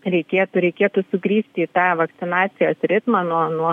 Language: Lithuanian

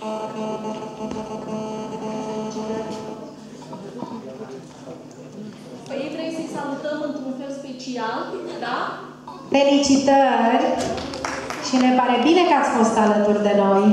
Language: Romanian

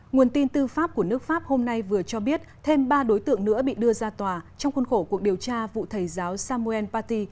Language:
Vietnamese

